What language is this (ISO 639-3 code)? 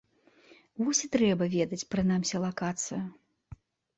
bel